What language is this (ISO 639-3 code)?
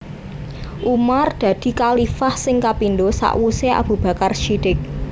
jav